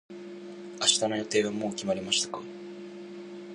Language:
Japanese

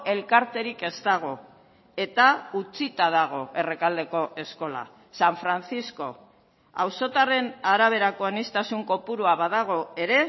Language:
Basque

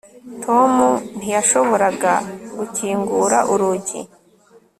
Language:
Kinyarwanda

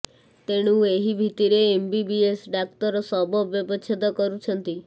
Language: Odia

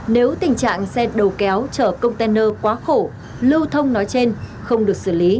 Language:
Vietnamese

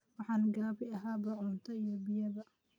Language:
Somali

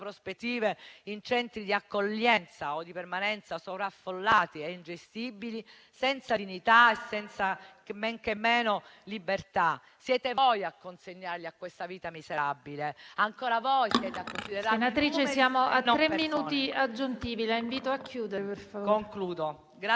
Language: Italian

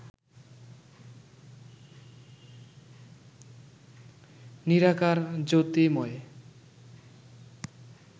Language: Bangla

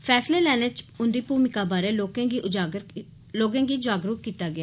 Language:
Dogri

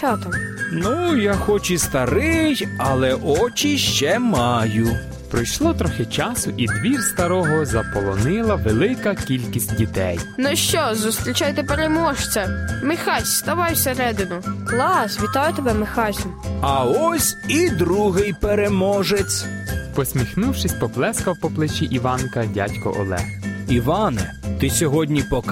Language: Ukrainian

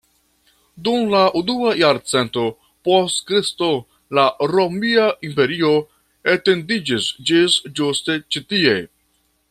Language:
Esperanto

